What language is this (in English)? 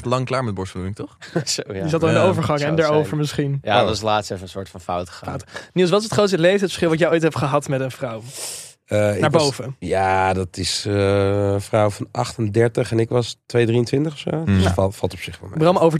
Dutch